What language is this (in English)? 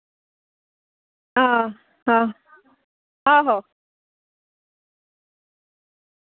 Dogri